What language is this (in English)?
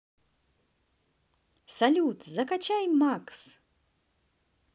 Russian